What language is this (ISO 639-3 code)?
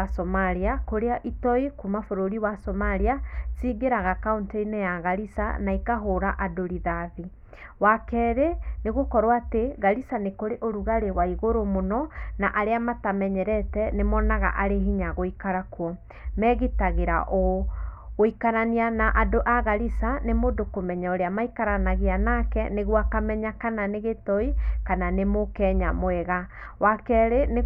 kik